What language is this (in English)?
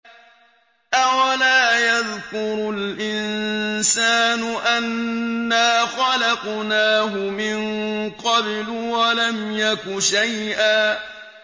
Arabic